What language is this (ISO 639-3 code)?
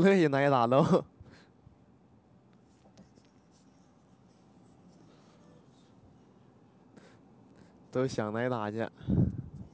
zho